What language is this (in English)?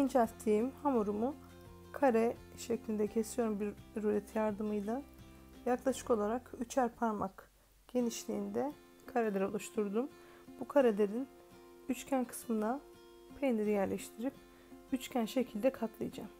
Turkish